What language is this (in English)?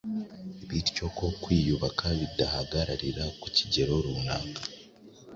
Kinyarwanda